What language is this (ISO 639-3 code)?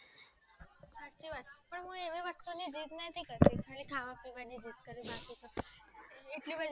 guj